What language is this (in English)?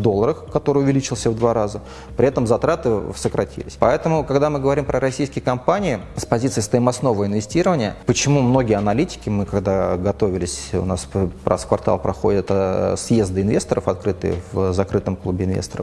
Russian